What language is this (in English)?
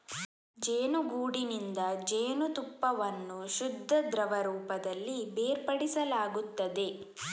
Kannada